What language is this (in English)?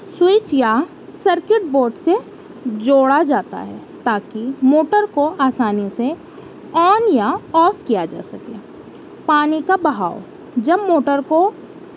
Urdu